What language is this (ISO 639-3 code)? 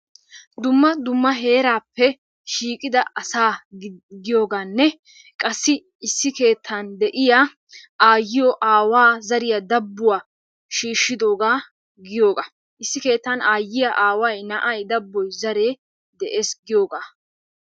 wal